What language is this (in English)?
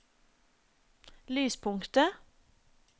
Norwegian